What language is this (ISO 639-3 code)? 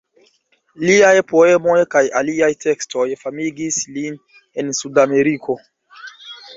epo